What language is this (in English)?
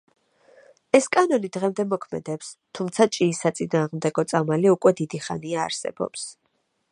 Georgian